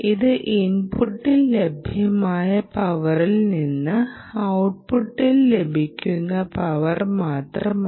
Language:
Malayalam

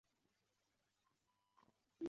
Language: Chinese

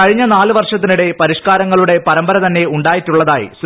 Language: Malayalam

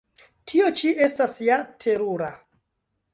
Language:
Esperanto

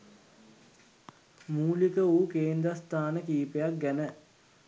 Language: Sinhala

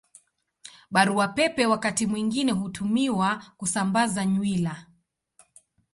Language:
Swahili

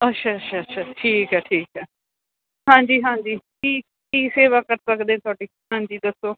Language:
Punjabi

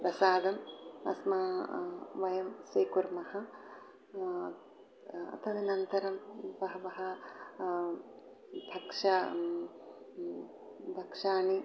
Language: Sanskrit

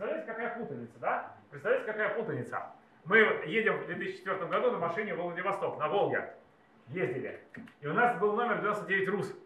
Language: Russian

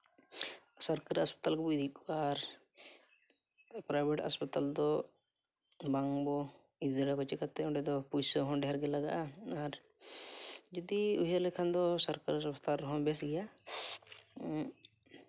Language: Santali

